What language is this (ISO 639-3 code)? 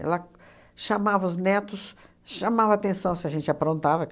por